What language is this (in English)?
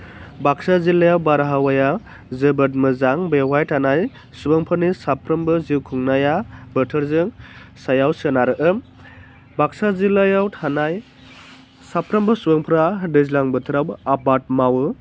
Bodo